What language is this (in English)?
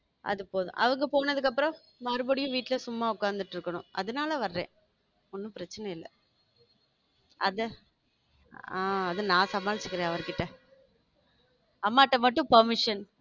Tamil